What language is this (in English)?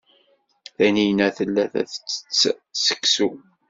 Kabyle